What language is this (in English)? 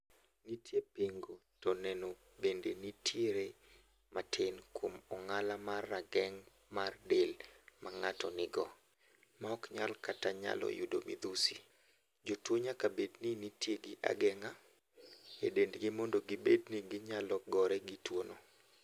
Luo (Kenya and Tanzania)